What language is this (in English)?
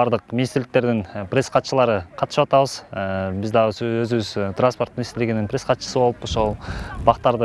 Turkish